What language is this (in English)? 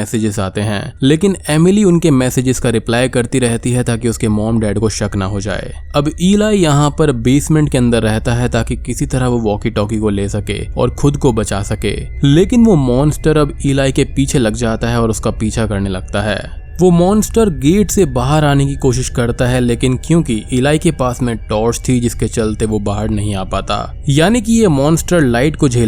Hindi